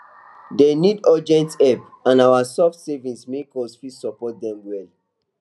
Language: Nigerian Pidgin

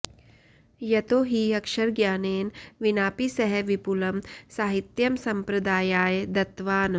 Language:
Sanskrit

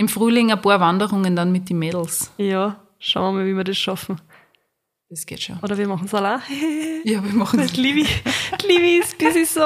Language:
German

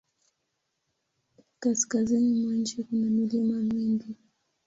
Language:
Swahili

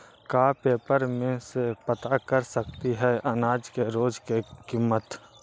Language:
Magahi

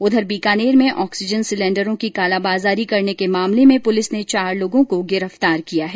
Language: Hindi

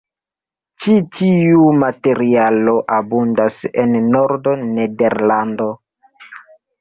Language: Esperanto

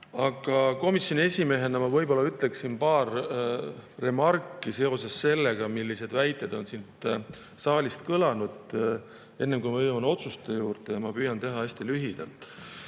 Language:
Estonian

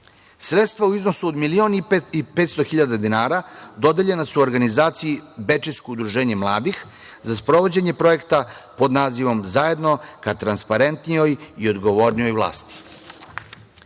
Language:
Serbian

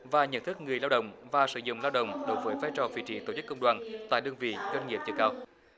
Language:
Vietnamese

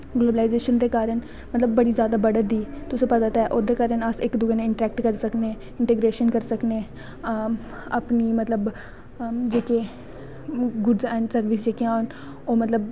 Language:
Dogri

